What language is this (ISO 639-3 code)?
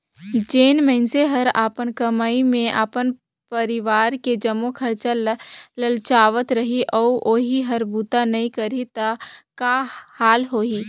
hne